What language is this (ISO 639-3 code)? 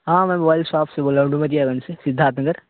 urd